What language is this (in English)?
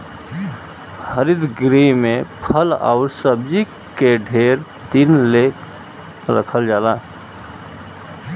Bhojpuri